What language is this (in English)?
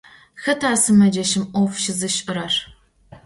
Adyghe